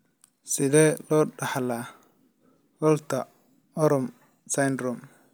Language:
Somali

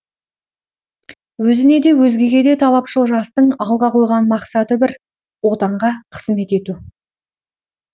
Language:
Kazakh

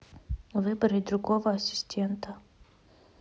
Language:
Russian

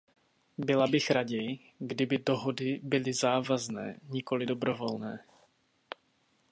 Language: Czech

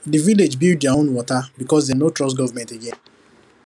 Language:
Nigerian Pidgin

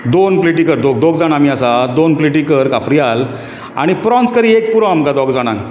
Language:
Konkani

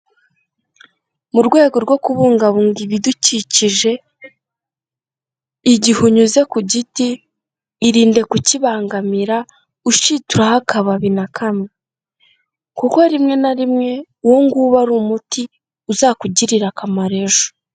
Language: Kinyarwanda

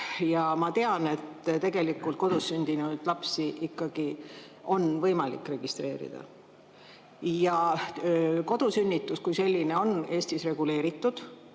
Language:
Estonian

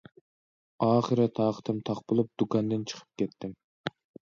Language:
Uyghur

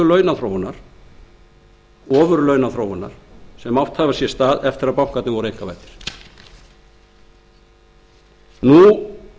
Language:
Icelandic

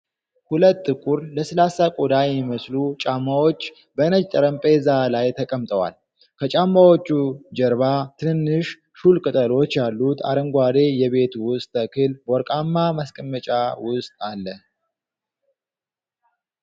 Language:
Amharic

